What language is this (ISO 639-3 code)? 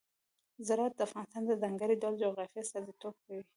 pus